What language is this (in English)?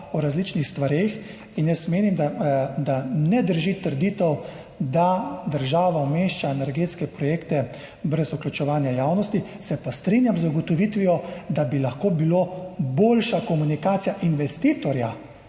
Slovenian